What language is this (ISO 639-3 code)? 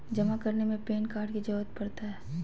mag